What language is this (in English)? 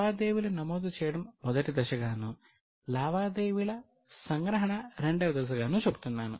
Telugu